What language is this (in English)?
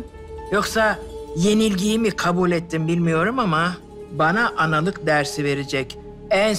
Turkish